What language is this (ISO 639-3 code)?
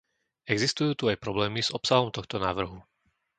slk